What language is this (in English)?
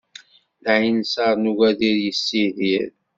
Kabyle